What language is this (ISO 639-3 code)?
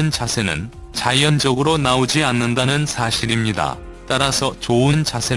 kor